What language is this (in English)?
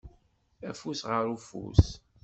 Kabyle